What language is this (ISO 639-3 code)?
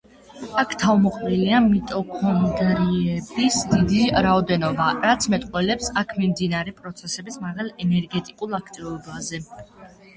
kat